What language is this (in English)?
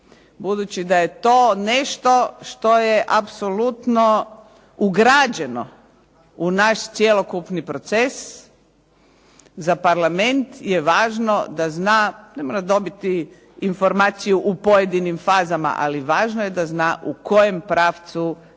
Croatian